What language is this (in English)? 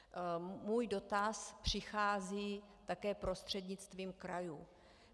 Czech